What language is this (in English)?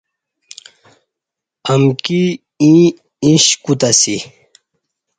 Kati